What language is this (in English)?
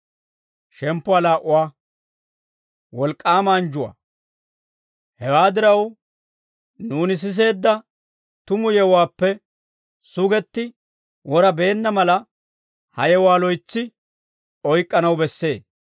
Dawro